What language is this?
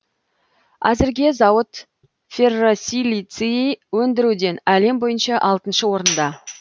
Kazakh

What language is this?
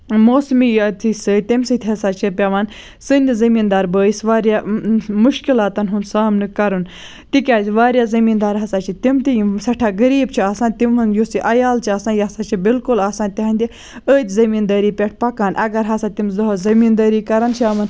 Kashmiri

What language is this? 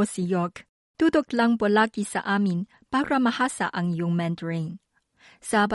Filipino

